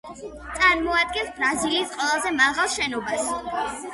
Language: Georgian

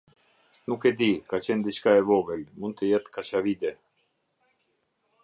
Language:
Albanian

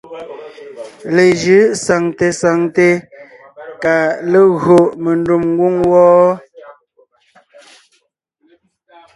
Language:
Ngiemboon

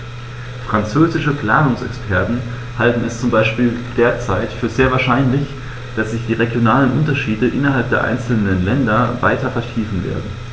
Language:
German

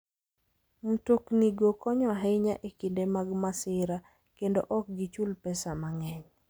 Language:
Luo (Kenya and Tanzania)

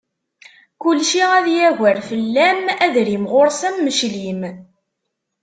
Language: Kabyle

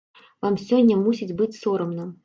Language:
Belarusian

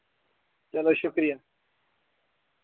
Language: Dogri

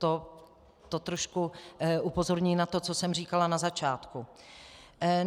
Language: Czech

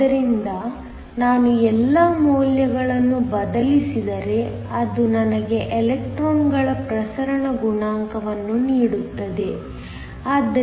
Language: Kannada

